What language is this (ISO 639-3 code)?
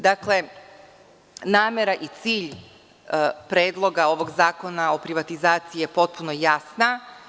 srp